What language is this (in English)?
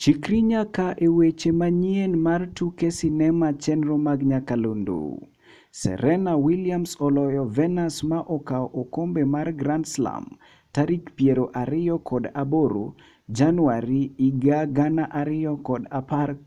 Luo (Kenya and Tanzania)